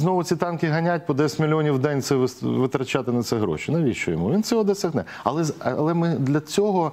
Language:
Ukrainian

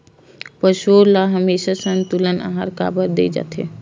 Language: Chhattisgarhi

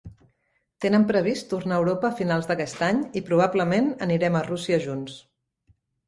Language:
Catalan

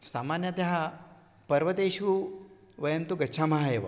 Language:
Sanskrit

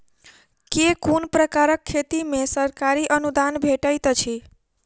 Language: Maithili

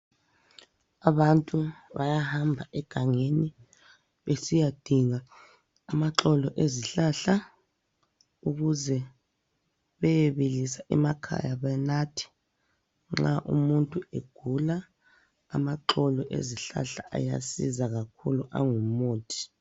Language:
North Ndebele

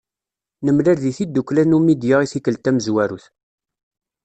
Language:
Kabyle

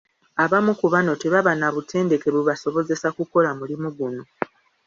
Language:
Ganda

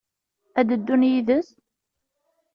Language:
Kabyle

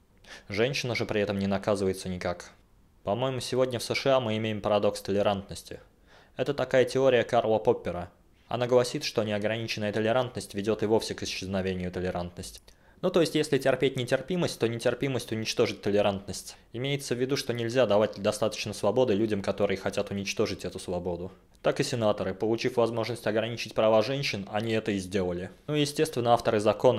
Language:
Russian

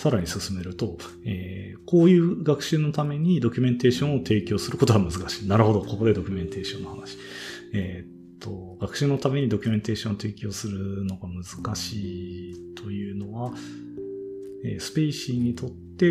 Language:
Japanese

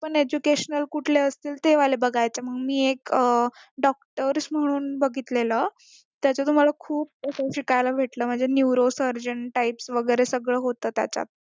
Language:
Marathi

